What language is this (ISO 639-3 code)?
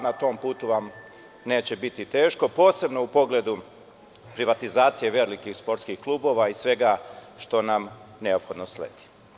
srp